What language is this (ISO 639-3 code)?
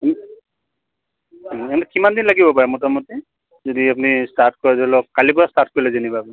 asm